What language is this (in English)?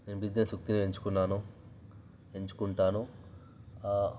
Telugu